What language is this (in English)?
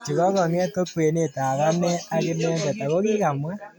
Kalenjin